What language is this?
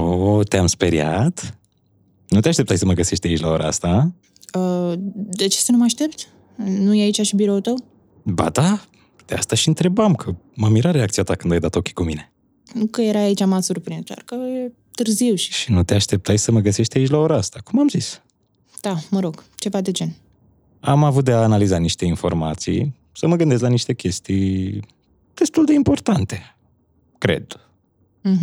Romanian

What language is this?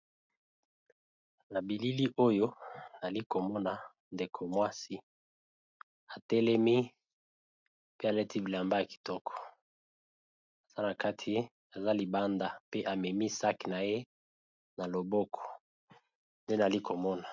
Lingala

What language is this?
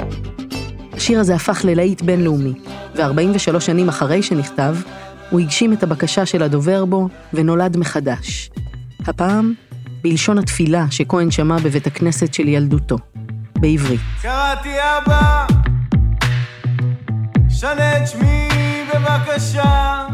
Hebrew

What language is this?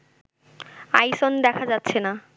Bangla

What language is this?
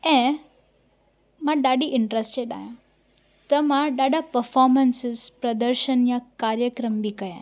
Sindhi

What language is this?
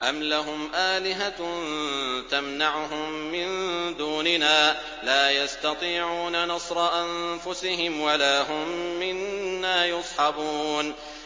Arabic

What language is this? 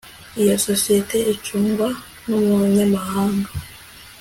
Kinyarwanda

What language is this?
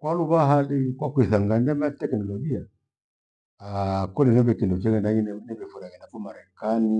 Gweno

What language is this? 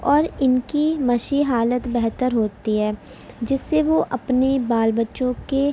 Urdu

